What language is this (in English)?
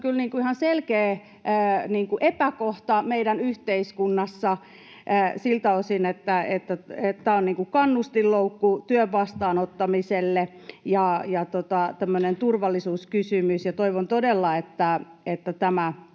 Finnish